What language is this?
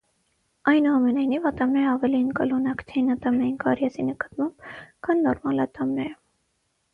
Armenian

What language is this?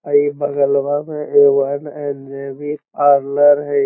Magahi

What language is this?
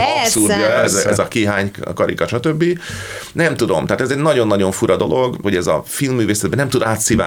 Hungarian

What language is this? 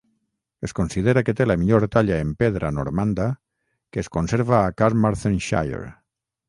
Catalan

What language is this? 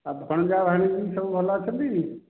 Odia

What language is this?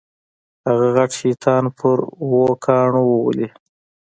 Pashto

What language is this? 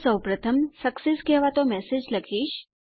Gujarati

